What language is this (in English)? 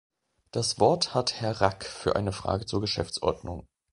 German